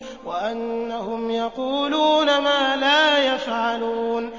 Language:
Arabic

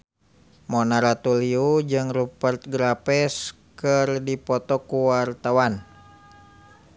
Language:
Sundanese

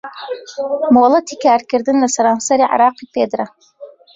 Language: Central Kurdish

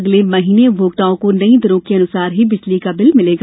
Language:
Hindi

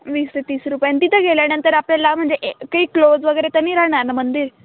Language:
Marathi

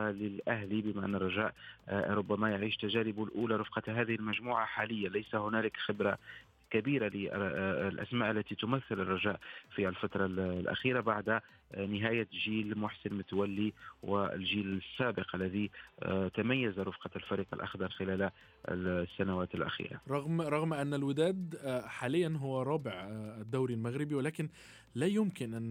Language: Arabic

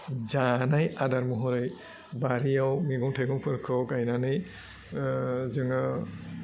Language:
Bodo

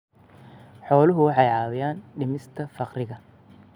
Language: Somali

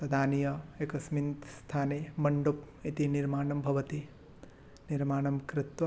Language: Sanskrit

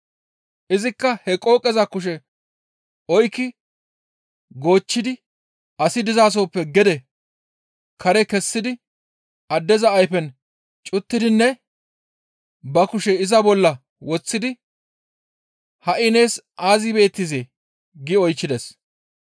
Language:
Gamo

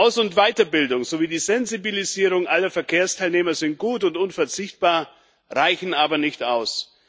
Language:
German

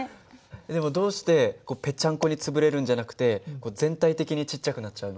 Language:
Japanese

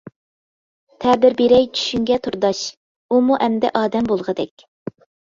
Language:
Uyghur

